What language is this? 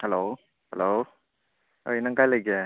Manipuri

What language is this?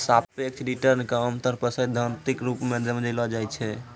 Maithili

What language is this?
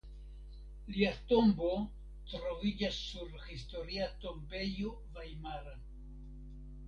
Esperanto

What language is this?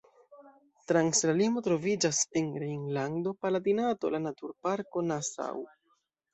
Esperanto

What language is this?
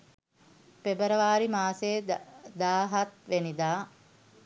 Sinhala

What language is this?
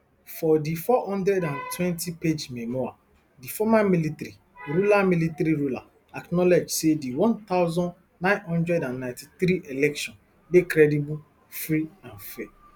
Nigerian Pidgin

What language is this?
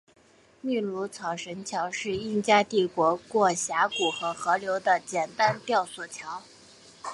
Chinese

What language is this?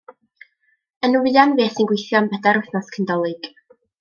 Welsh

